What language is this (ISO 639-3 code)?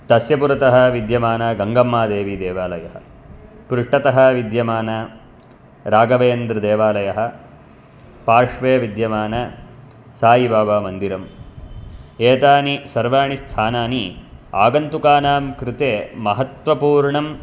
san